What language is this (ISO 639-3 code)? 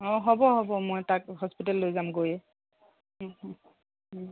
asm